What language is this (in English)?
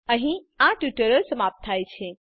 Gujarati